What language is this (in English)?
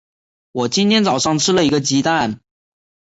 Chinese